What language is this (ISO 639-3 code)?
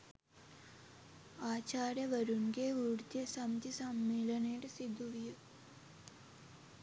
sin